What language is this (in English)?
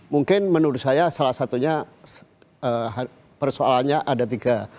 Indonesian